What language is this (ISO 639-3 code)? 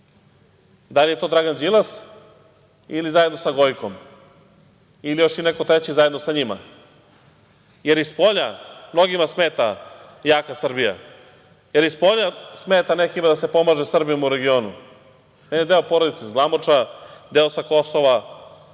srp